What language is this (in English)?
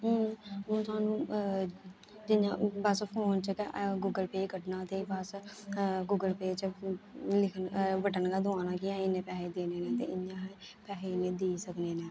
Dogri